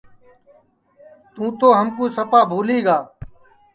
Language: Sansi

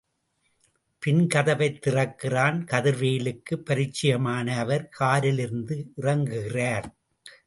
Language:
Tamil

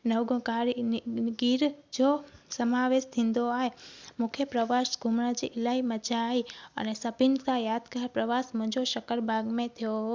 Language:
Sindhi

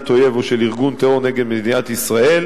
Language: Hebrew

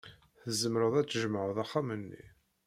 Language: Kabyle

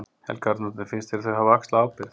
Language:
Icelandic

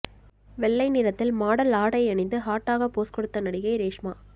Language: Tamil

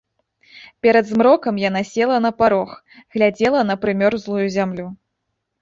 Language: Belarusian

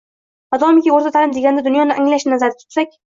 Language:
Uzbek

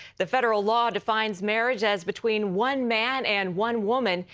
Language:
English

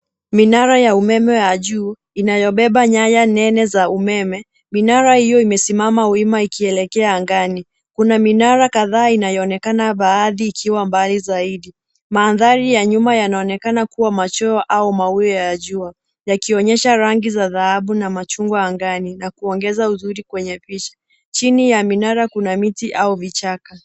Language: Swahili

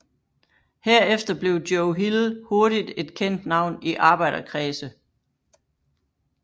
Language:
Danish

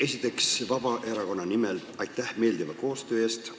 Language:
Estonian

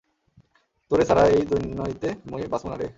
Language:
Bangla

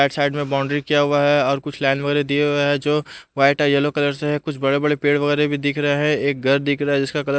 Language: Hindi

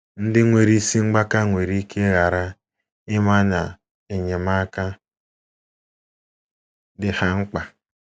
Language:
Igbo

